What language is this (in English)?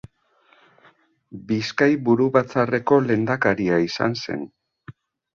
Basque